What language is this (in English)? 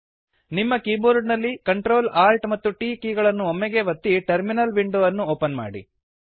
Kannada